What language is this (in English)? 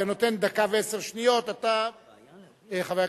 Hebrew